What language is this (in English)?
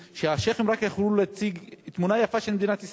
Hebrew